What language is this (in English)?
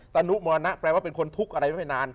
Thai